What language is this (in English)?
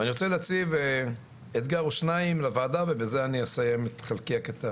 Hebrew